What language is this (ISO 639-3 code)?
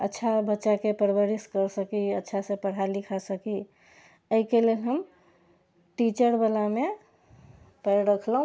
mai